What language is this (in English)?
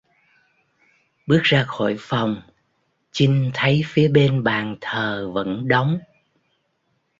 Vietnamese